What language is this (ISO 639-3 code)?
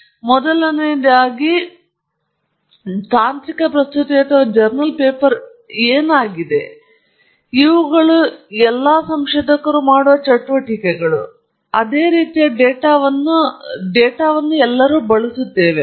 kan